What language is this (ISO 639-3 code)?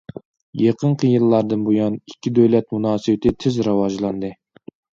uig